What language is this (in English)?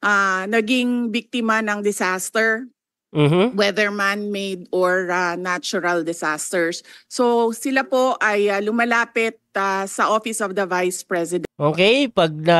Filipino